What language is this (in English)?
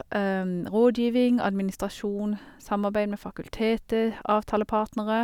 Norwegian